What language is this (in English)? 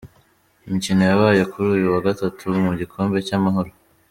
Kinyarwanda